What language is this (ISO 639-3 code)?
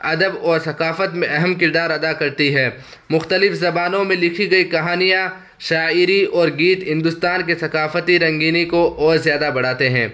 urd